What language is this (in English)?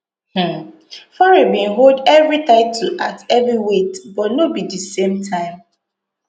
Nigerian Pidgin